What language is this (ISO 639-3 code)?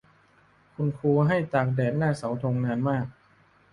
tha